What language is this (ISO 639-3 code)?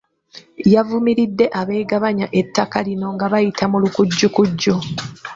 lug